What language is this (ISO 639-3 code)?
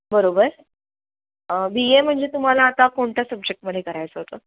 mar